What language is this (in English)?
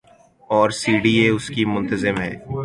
Urdu